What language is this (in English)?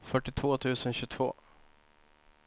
Swedish